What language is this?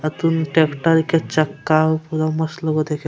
Angika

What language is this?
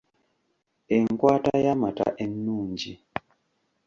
Ganda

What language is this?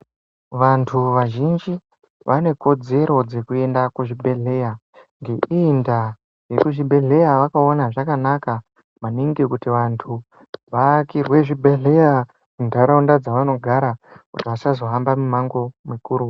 Ndau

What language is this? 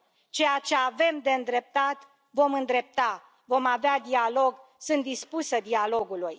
Romanian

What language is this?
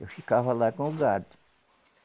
Portuguese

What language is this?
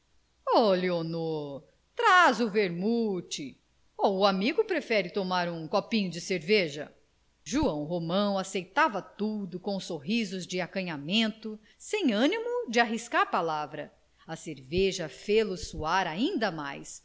Portuguese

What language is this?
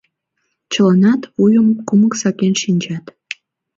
Mari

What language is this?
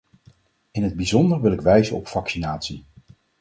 Dutch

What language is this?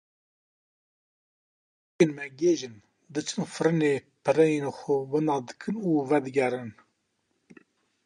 Kurdish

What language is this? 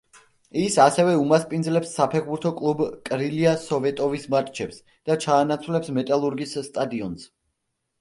Georgian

